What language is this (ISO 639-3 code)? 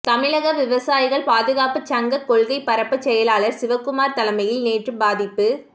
tam